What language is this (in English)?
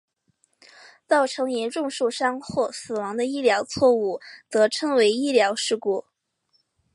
Chinese